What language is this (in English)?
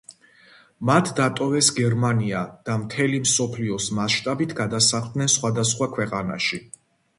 Georgian